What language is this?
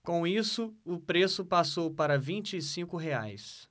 Portuguese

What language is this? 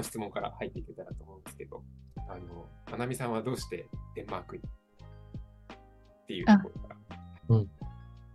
Japanese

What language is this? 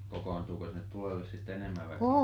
Finnish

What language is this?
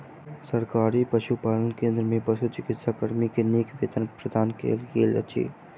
Maithili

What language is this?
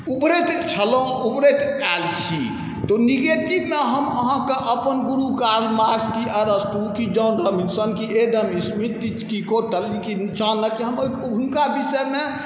Maithili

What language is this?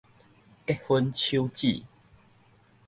Min Nan Chinese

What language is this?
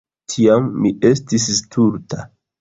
Esperanto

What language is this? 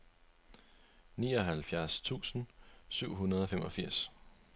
Danish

